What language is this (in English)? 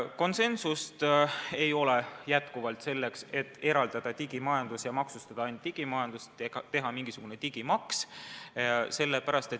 Estonian